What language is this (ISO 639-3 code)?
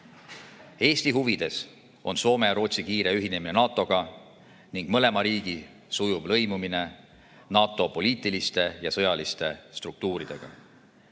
est